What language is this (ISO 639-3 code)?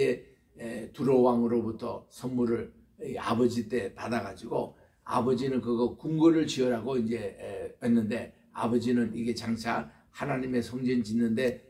kor